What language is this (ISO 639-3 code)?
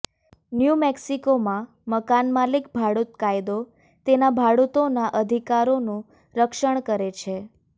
guj